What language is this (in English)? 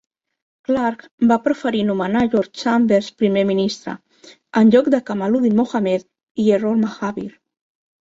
Catalan